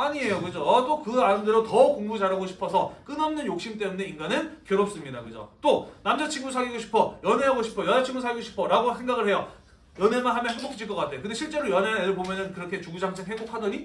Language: Korean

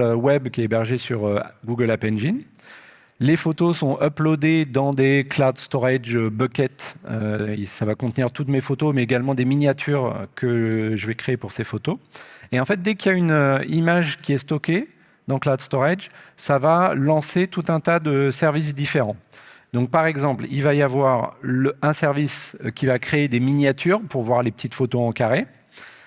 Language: French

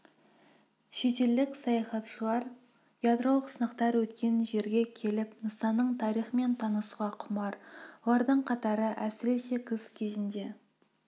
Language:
Kazakh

